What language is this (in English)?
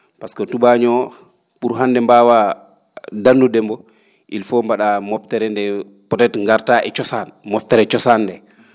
Fula